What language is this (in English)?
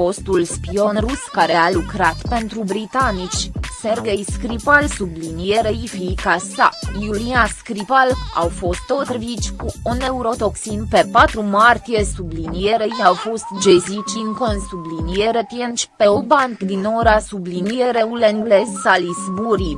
Romanian